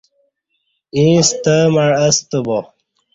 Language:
Kati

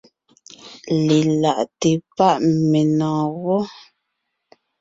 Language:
Ngiemboon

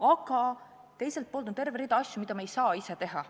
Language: Estonian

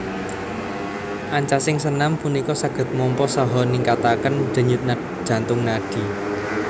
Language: Javanese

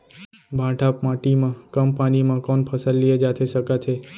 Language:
Chhattisgarhi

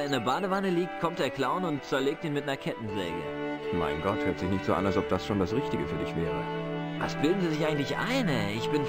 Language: German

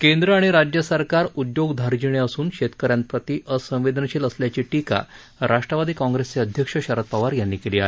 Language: Marathi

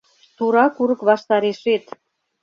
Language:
Mari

